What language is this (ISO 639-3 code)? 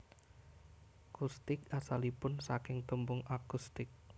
jav